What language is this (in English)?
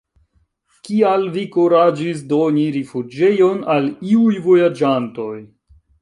Esperanto